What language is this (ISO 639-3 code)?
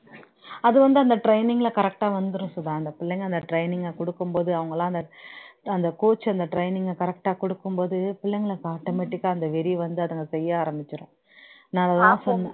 tam